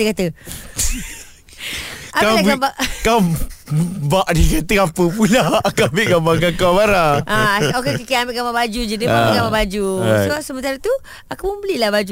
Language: Malay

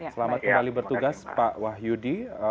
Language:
Indonesian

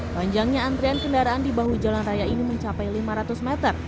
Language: Indonesian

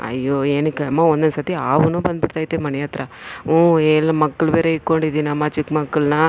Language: Kannada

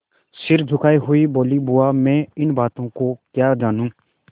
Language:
Hindi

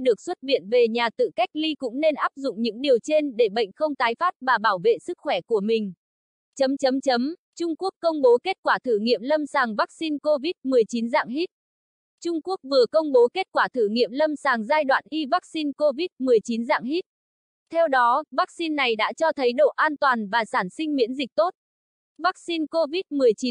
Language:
Vietnamese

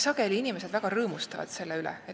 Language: Estonian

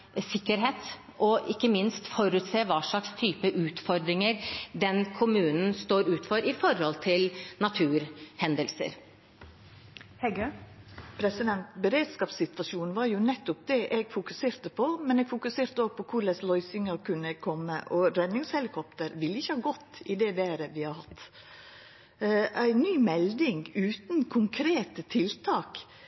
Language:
Norwegian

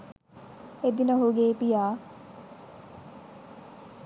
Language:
Sinhala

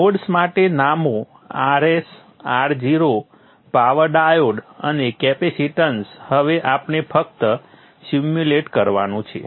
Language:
Gujarati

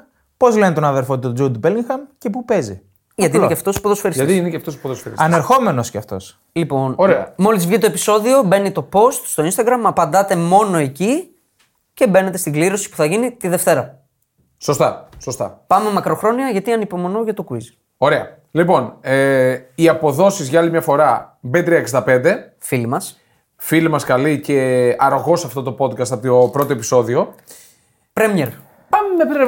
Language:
Greek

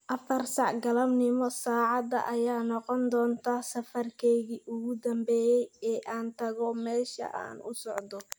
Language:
Somali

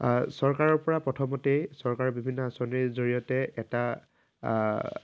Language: Assamese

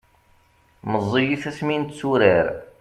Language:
Kabyle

